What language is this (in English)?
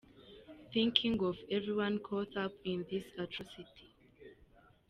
Kinyarwanda